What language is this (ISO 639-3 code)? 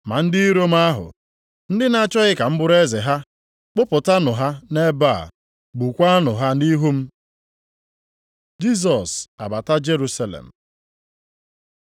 ibo